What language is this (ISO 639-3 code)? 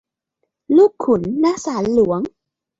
tha